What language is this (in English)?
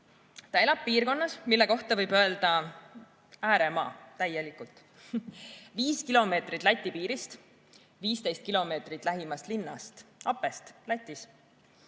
Estonian